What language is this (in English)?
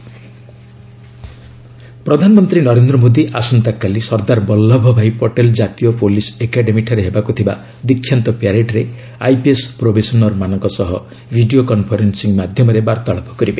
Odia